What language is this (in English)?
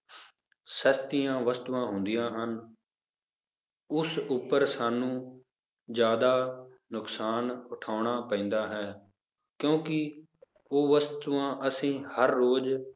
Punjabi